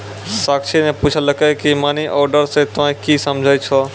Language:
Maithili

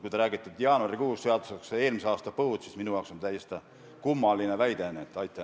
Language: Estonian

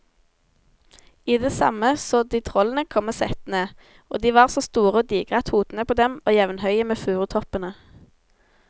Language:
Norwegian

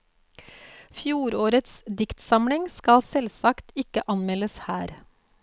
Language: Norwegian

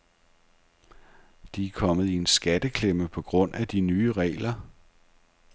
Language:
Danish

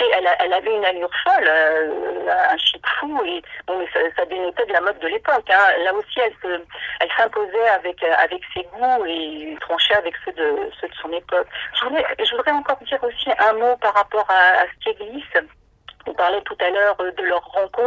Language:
French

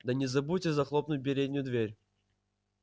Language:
Russian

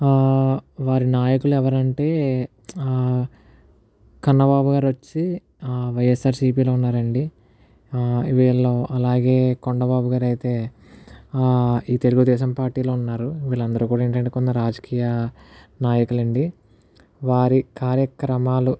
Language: Telugu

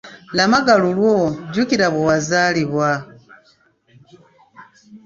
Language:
Ganda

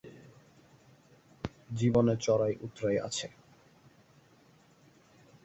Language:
Bangla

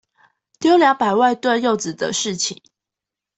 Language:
Chinese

